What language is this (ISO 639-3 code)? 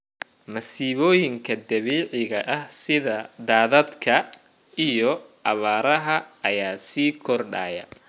som